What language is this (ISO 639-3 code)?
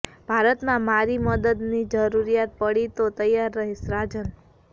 guj